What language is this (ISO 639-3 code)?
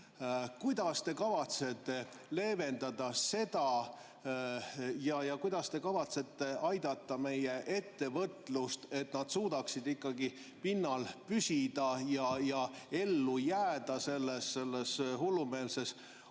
est